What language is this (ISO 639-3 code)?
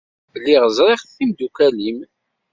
kab